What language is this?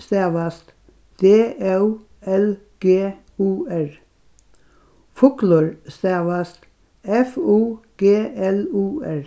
Faroese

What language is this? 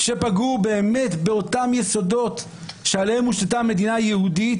Hebrew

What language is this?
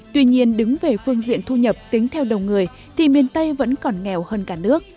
Vietnamese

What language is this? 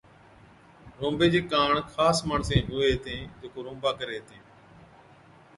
Od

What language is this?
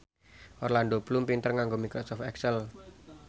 Javanese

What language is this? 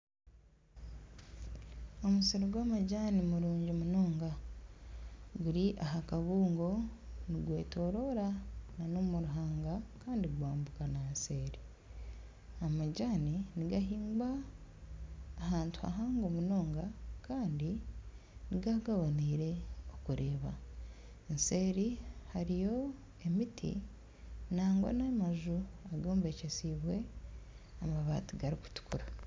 Nyankole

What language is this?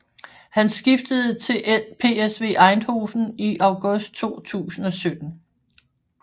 Danish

